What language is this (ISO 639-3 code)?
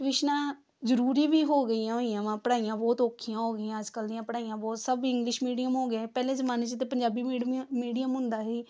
pan